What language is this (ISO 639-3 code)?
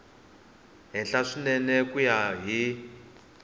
tso